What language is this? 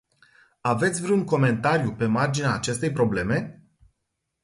Romanian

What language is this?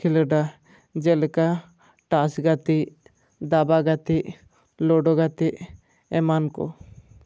Santali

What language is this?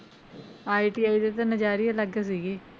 Punjabi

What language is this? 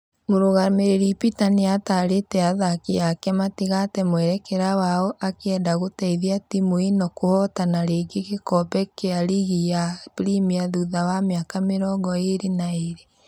Kikuyu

